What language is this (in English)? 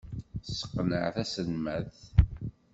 Kabyle